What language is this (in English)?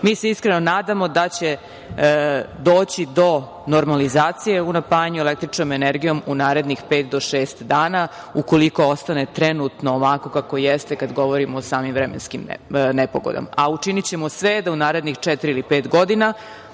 Serbian